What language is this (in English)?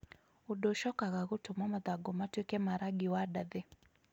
Kikuyu